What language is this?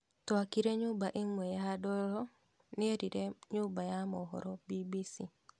Kikuyu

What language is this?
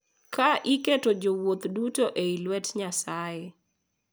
Luo (Kenya and Tanzania)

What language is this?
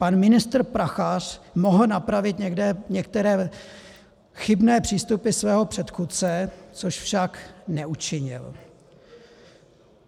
Czech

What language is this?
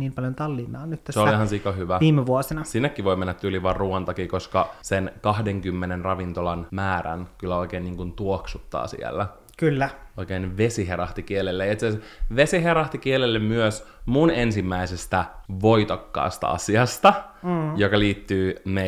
Finnish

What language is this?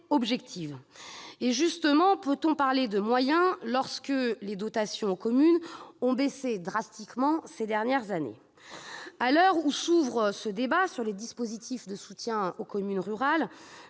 French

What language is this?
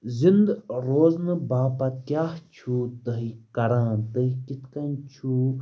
Kashmiri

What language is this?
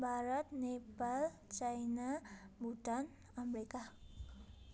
Nepali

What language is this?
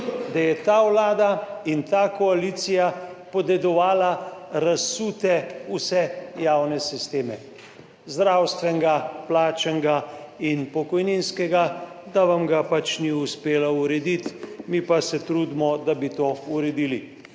Slovenian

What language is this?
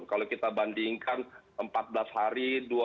Indonesian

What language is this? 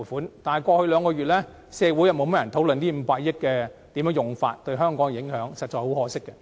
Cantonese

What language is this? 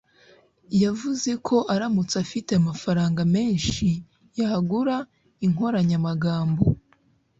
Kinyarwanda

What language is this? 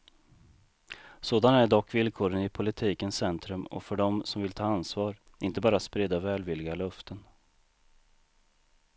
Swedish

